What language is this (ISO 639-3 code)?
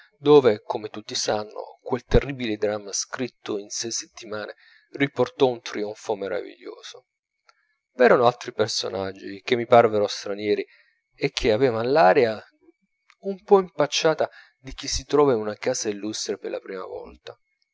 ita